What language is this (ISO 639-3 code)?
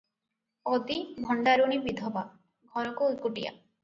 ori